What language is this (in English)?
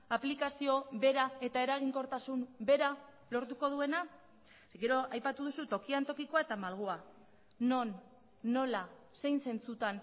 Basque